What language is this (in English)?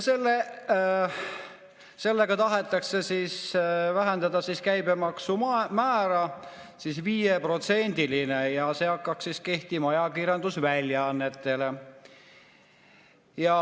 Estonian